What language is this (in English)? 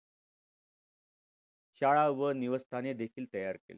Marathi